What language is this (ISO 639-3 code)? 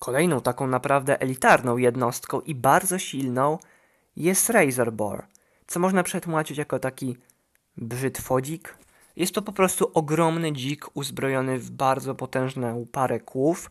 pol